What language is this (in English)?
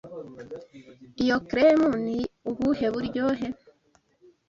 Kinyarwanda